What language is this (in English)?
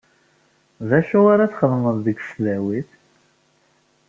Kabyle